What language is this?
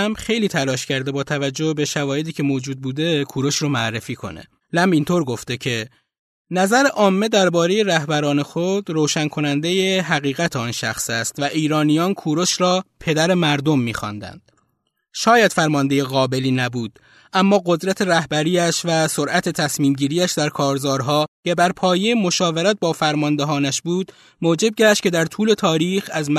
Persian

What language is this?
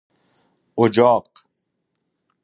Persian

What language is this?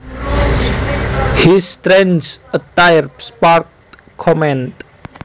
Javanese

